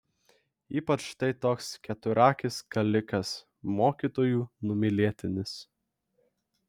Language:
Lithuanian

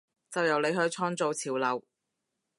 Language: Cantonese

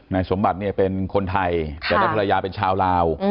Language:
Thai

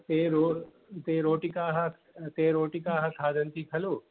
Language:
Sanskrit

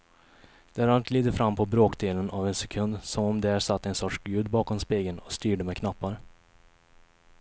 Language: Swedish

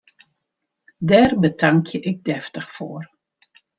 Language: Western Frisian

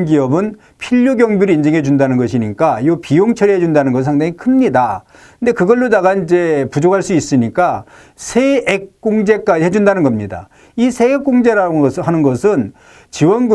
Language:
Korean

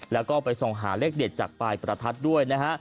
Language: Thai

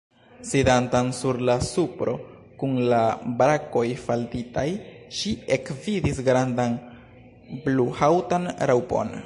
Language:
Esperanto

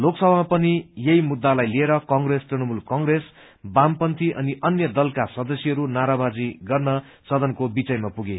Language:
Nepali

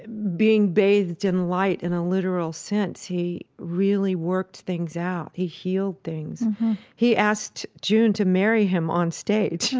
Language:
English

